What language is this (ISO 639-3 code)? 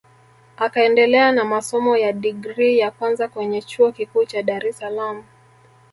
swa